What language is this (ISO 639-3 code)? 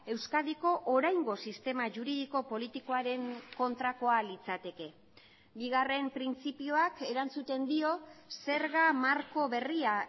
eus